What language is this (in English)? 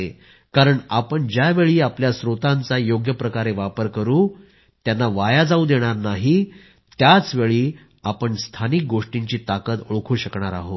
Marathi